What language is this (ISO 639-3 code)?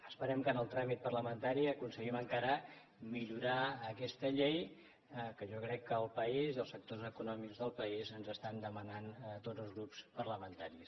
cat